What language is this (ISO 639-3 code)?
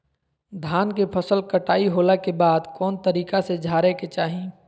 mag